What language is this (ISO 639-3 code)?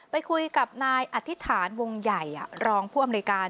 tha